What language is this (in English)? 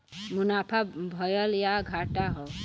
Bhojpuri